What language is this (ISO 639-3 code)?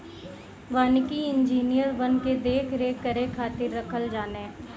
bho